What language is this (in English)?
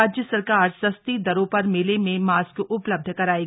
Hindi